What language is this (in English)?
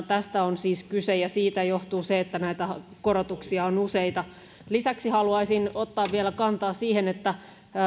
Finnish